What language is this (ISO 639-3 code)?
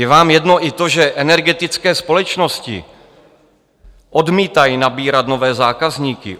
ces